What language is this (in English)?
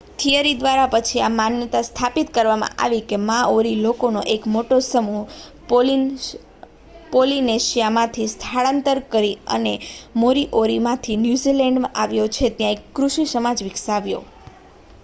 Gujarati